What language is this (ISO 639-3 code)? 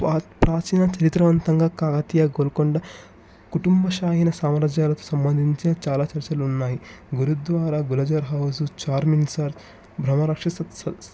tel